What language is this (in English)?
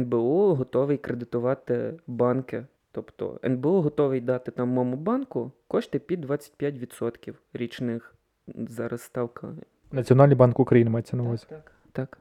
Ukrainian